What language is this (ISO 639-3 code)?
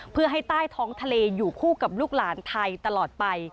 tha